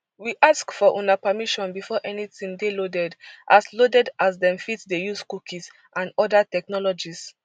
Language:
Nigerian Pidgin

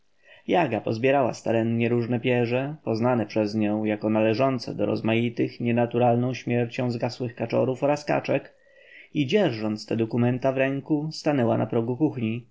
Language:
Polish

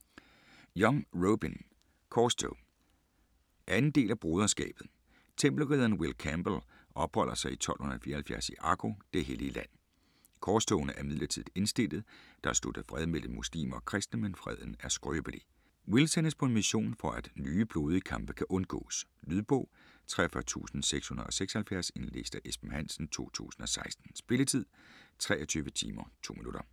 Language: Danish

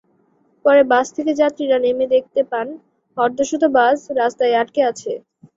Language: Bangla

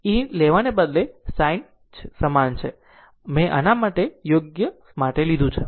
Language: Gujarati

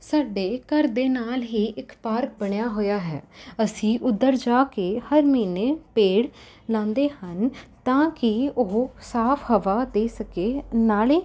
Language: Punjabi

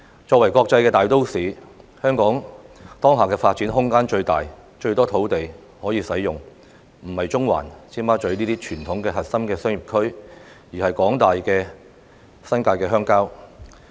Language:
Cantonese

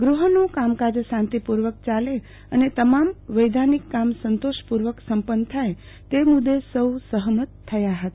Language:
Gujarati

